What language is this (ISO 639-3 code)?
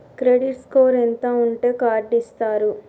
tel